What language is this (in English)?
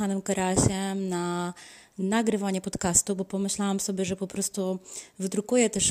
Polish